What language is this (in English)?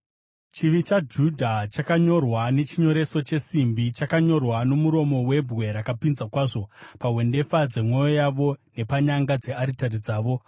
Shona